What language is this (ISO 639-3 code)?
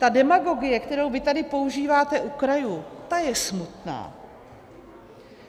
ces